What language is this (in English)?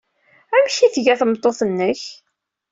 Kabyle